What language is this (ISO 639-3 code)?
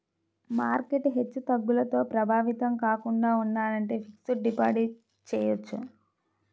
tel